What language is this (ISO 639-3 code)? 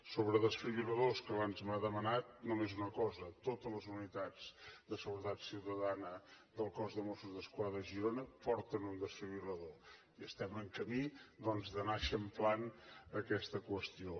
cat